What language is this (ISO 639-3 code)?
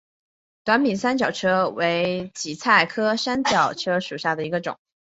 zho